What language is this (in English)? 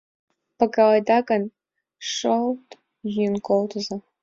Mari